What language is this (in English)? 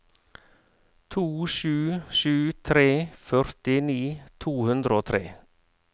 Norwegian